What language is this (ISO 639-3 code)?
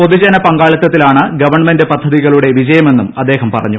mal